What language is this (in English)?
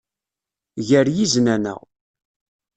Kabyle